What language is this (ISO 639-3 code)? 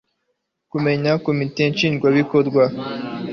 kin